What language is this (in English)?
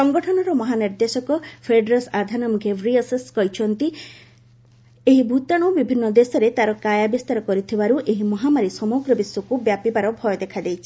Odia